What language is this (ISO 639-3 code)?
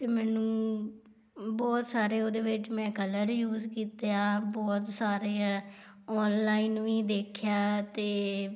pan